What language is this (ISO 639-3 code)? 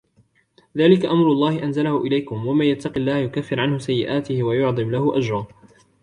ara